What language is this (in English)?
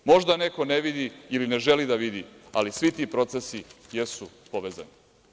Serbian